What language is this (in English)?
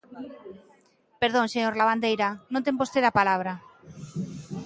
Galician